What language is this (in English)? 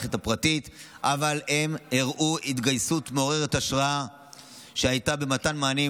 Hebrew